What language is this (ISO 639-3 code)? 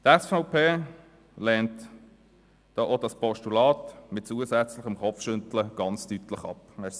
gsw